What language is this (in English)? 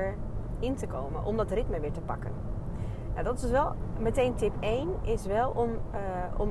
Dutch